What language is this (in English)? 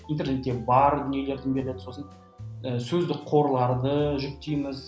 Kazakh